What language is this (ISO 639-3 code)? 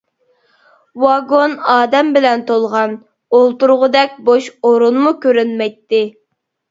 uig